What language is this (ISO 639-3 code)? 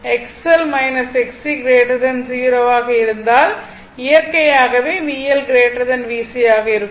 tam